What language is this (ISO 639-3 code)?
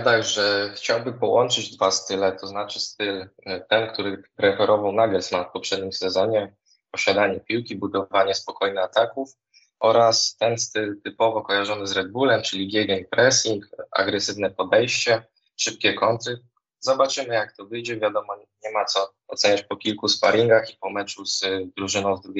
pol